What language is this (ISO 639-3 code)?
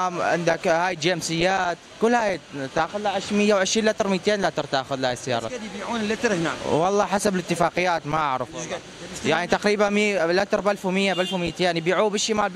ara